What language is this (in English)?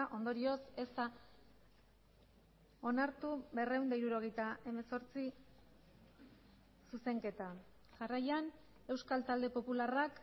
Basque